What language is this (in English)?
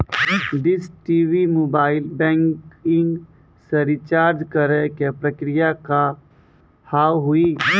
Maithili